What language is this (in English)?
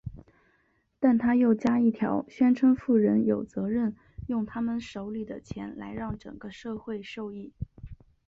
Chinese